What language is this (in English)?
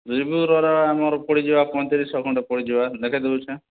Odia